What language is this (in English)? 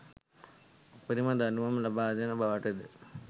Sinhala